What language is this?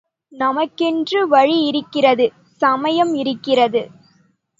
Tamil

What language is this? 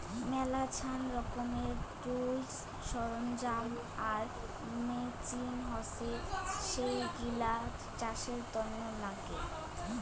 Bangla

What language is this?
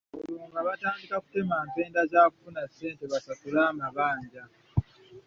Ganda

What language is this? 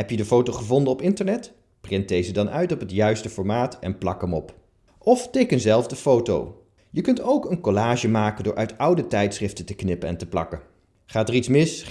Dutch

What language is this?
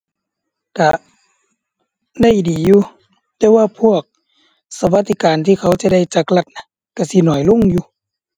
Thai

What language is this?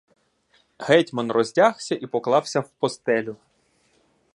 Ukrainian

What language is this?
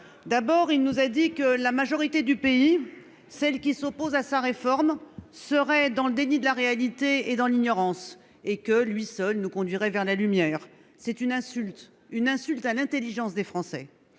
French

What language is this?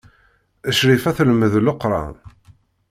Kabyle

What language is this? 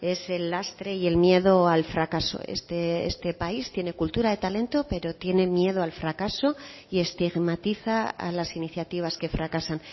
Spanish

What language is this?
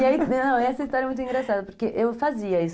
Portuguese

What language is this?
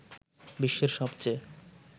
Bangla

